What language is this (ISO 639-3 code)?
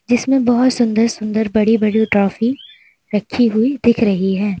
hin